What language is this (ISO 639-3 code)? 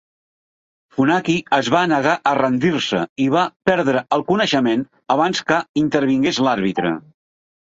cat